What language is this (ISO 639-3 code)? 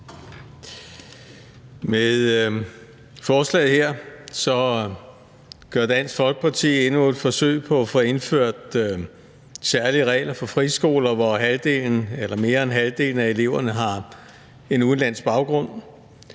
dan